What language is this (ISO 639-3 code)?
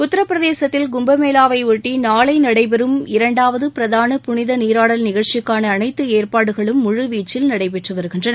tam